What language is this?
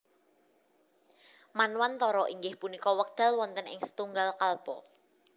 Javanese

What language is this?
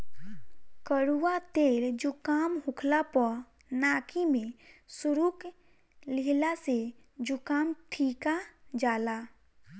Bhojpuri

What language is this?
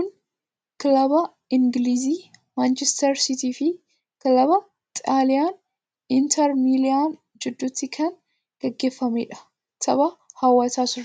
Oromo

